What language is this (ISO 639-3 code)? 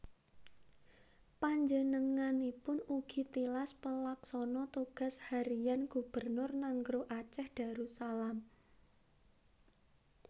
jav